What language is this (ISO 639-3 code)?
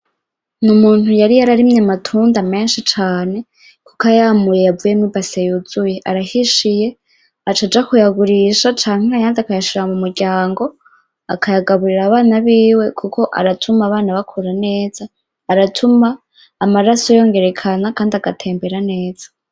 run